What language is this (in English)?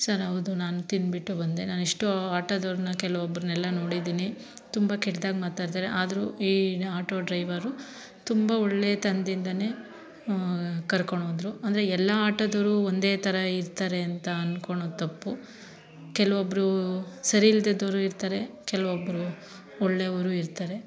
Kannada